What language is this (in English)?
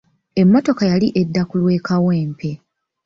Ganda